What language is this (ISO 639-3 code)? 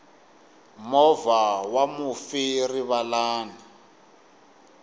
tso